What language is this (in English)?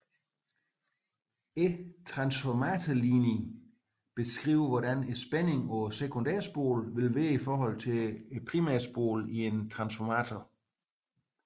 Danish